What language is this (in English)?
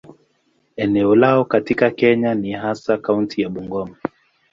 Swahili